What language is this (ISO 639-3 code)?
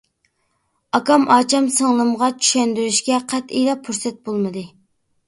uig